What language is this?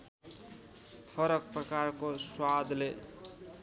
Nepali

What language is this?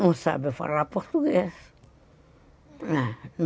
Portuguese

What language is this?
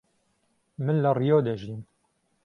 Central Kurdish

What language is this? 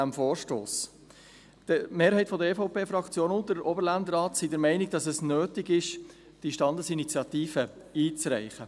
Swiss German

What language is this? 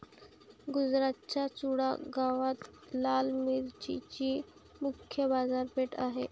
Marathi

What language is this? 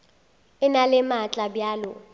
Northern Sotho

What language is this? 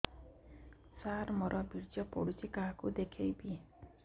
Odia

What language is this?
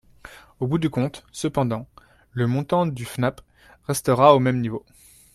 French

